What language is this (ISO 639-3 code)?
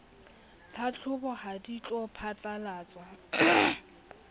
sot